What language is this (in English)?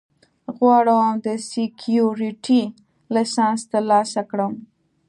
Pashto